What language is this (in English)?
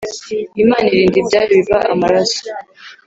Kinyarwanda